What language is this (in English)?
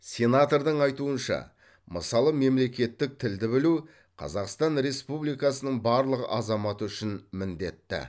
Kazakh